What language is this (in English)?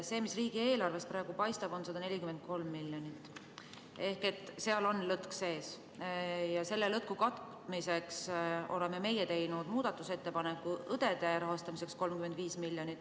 Estonian